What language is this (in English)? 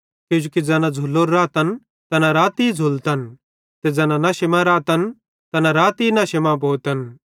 Bhadrawahi